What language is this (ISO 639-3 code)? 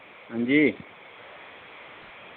doi